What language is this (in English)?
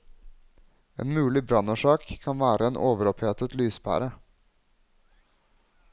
Norwegian